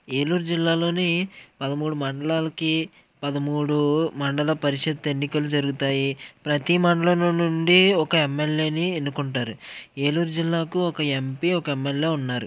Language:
Telugu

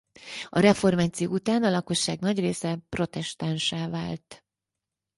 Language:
Hungarian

